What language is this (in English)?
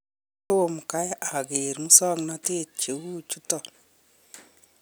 Kalenjin